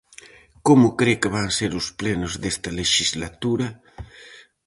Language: Galician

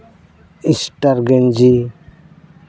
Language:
Santali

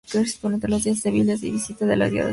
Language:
Spanish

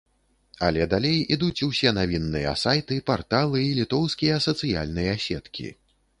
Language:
Belarusian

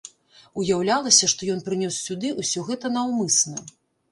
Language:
Belarusian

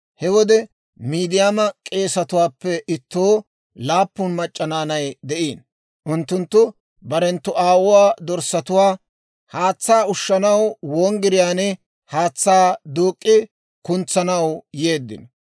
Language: Dawro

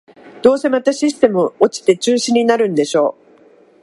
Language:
Japanese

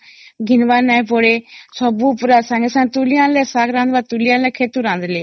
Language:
Odia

